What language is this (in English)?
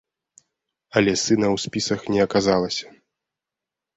Belarusian